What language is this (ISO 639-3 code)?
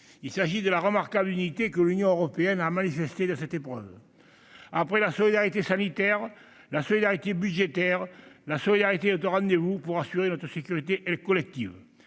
fra